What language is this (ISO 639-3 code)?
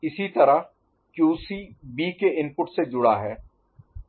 hin